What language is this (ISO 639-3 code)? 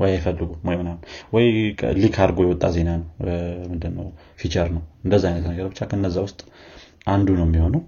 amh